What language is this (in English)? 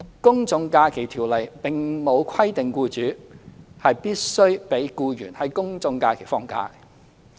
Cantonese